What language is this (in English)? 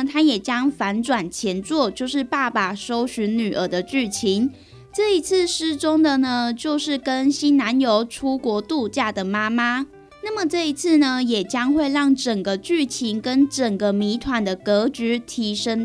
Chinese